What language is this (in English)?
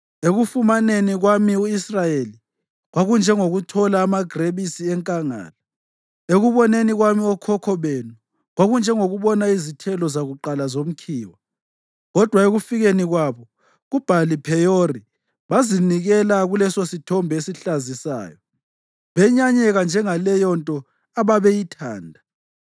North Ndebele